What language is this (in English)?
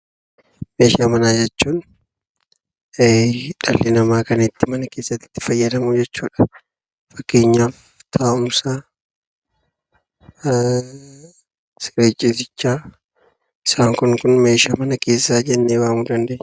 Oromo